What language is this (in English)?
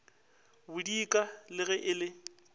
Northern Sotho